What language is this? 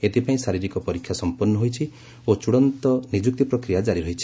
Odia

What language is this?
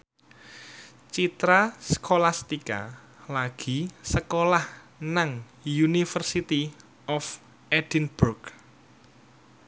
Javanese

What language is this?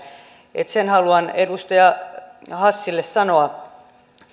Finnish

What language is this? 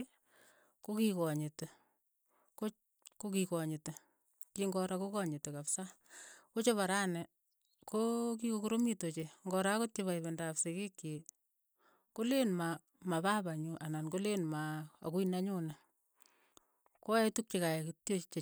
Keiyo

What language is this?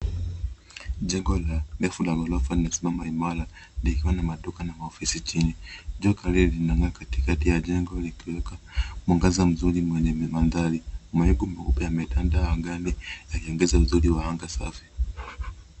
Swahili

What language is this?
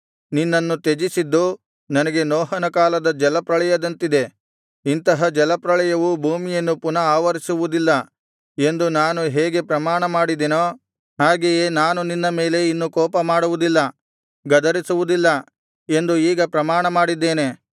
Kannada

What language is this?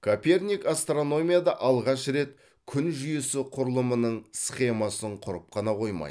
Kazakh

